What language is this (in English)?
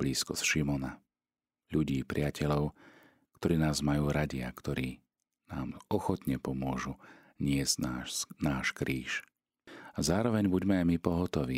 Slovak